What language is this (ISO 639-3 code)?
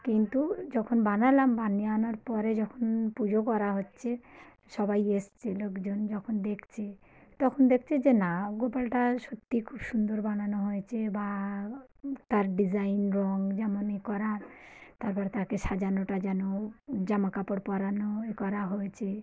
ben